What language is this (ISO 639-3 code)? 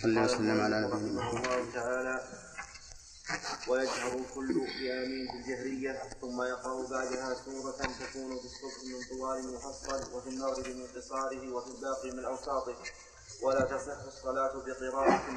ara